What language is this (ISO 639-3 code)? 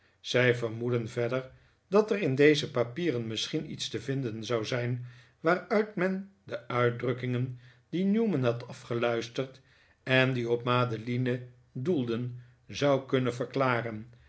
nld